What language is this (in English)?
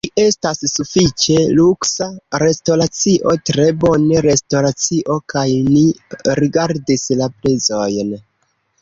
Esperanto